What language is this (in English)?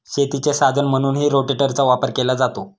Marathi